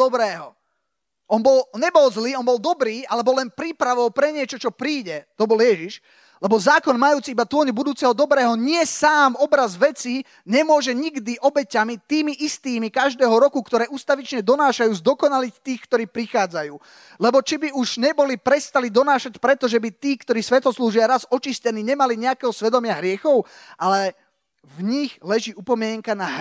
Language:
Slovak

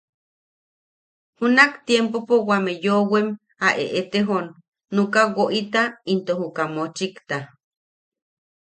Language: Yaqui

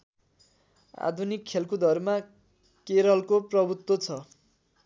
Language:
Nepali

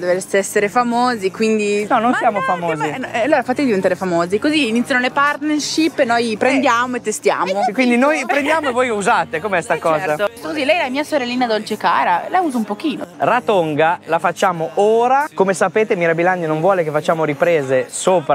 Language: Italian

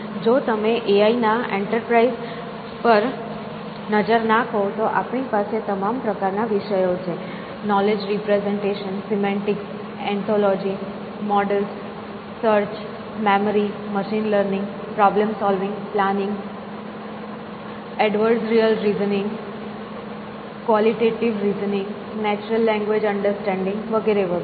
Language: Gujarati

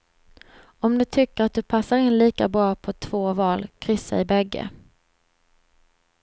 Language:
Swedish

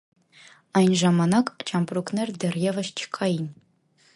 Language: Armenian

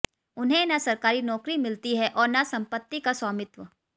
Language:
Hindi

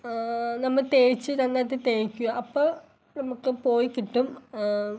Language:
Malayalam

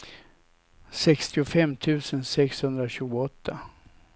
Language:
Swedish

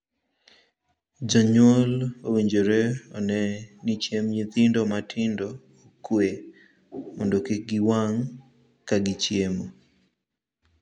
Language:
Luo (Kenya and Tanzania)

